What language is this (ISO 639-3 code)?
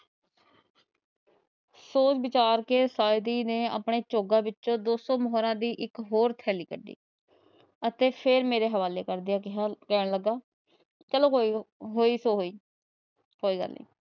pan